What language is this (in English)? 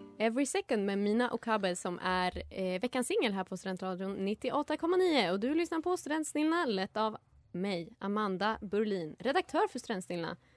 Swedish